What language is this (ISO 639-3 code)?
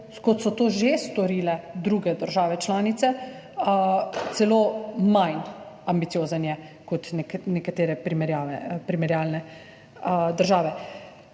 slv